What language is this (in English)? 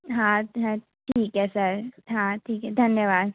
Hindi